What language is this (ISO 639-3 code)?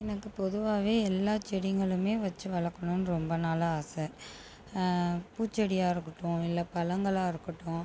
tam